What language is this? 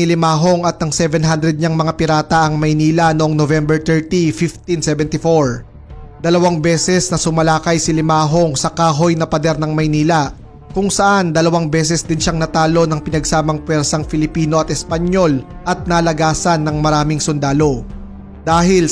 Filipino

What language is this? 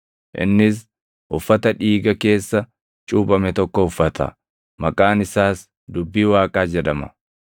Oromo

